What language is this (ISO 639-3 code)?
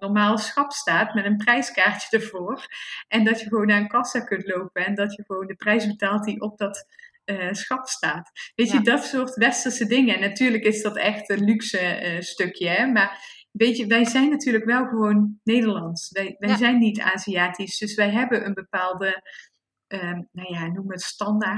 nld